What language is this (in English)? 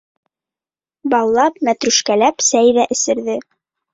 Bashkir